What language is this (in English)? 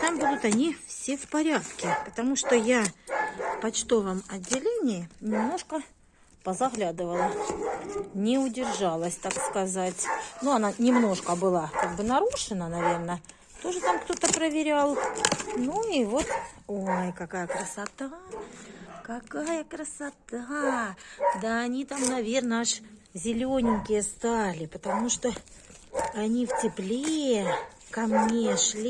Russian